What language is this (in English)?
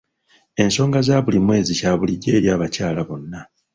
Ganda